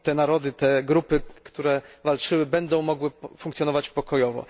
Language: Polish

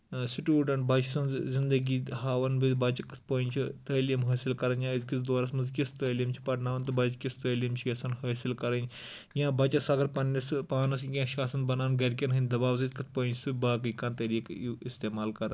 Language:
Kashmiri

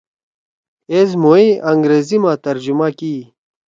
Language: Torwali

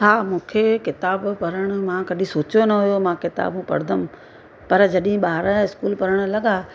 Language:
Sindhi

